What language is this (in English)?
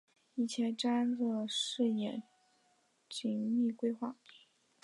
Chinese